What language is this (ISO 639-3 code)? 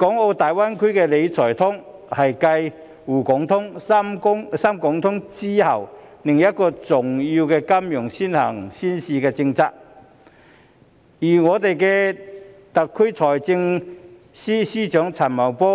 yue